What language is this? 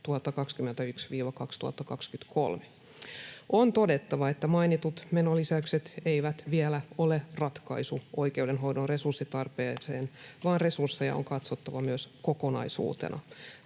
Finnish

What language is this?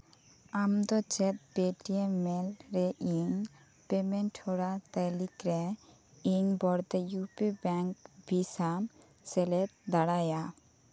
Santali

